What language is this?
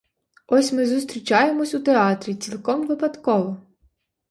Ukrainian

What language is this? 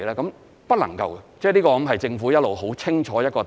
Cantonese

